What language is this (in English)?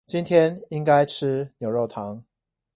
Chinese